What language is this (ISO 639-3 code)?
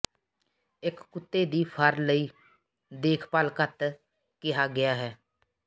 pan